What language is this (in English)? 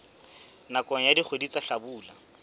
Southern Sotho